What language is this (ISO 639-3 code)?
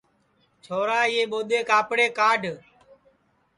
ssi